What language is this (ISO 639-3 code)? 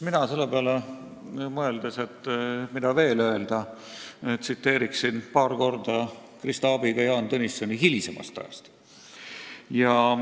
est